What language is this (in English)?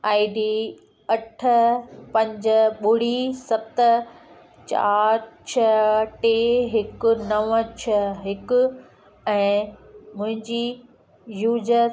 Sindhi